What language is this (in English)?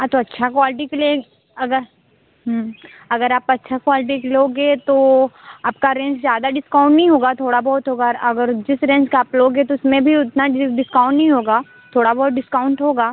Hindi